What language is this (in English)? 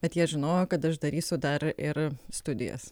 Lithuanian